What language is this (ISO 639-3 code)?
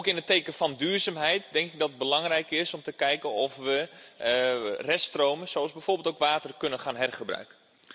nld